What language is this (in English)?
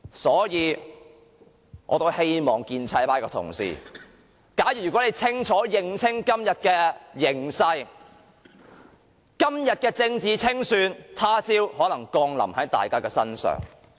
Cantonese